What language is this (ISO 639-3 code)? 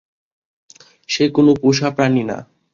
ben